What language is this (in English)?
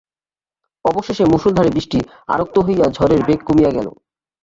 Bangla